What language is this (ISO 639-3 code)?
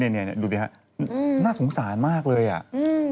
tha